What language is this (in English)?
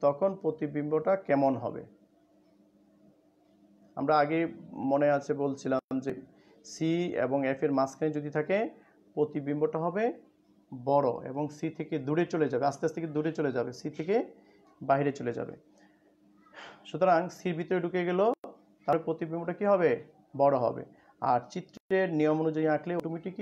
Hindi